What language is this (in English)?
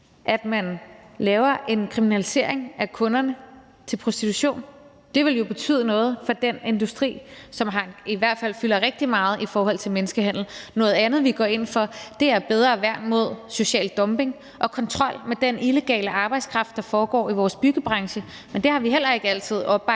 Danish